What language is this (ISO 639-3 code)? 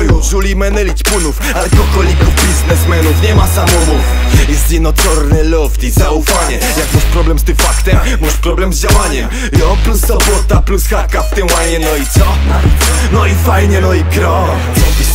pol